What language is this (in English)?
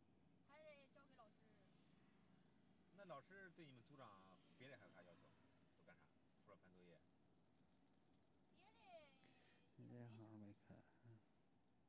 Chinese